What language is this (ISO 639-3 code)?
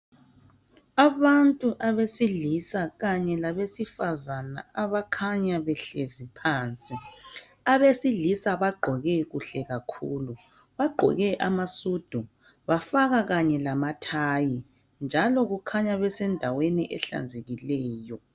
nde